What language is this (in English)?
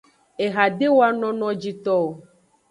Aja (Benin)